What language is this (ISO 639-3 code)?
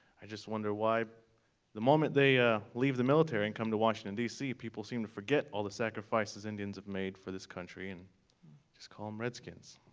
eng